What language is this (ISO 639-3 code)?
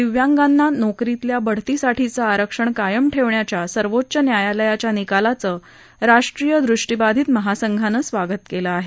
mar